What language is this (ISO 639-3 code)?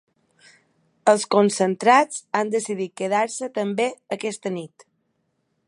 cat